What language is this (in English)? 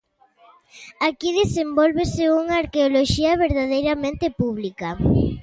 Galician